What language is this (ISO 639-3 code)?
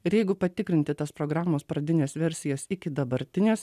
lit